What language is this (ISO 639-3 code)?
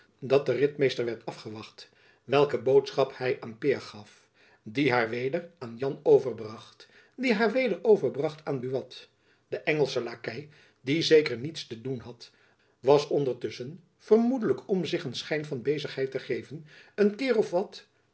nld